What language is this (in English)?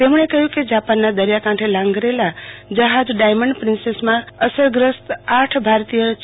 Gujarati